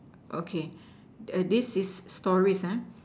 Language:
English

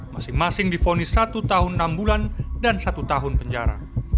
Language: Indonesian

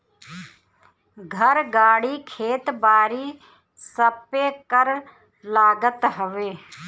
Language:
Bhojpuri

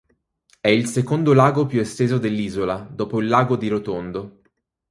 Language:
Italian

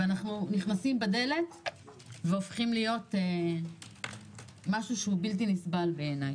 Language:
Hebrew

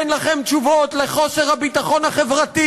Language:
Hebrew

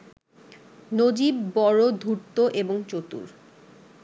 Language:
Bangla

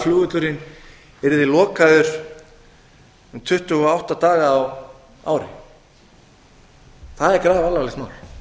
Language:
Icelandic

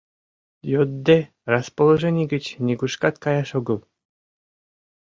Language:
Mari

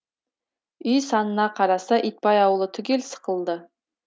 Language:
Kazakh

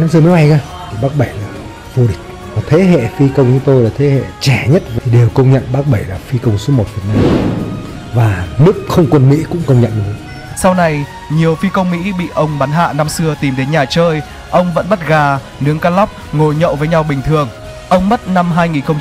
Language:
Vietnamese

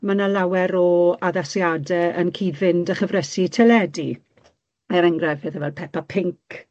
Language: Welsh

